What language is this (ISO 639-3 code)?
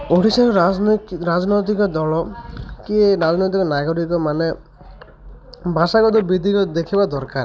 ori